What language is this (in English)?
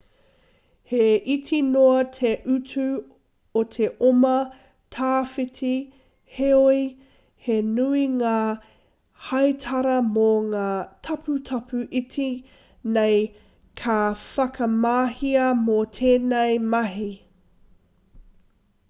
Māori